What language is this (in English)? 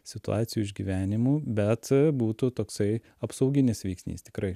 Lithuanian